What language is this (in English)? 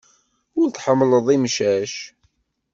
Kabyle